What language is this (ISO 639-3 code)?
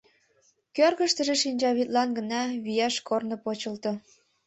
chm